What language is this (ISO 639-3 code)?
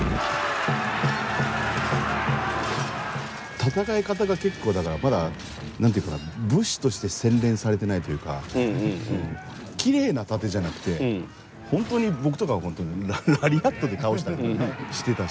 jpn